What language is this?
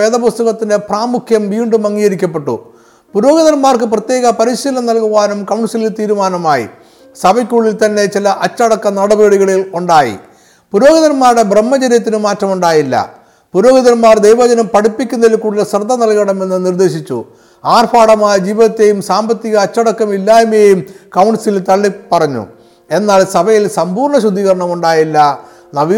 Malayalam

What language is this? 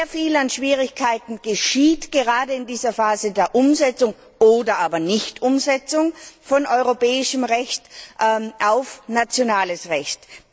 German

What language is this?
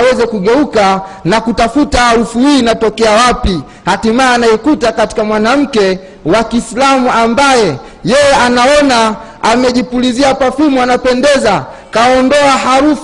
Swahili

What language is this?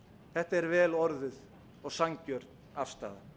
Icelandic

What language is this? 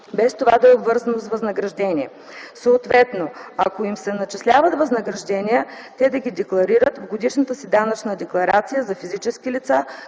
Bulgarian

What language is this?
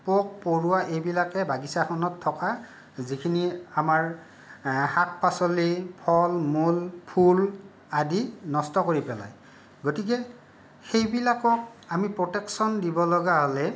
Assamese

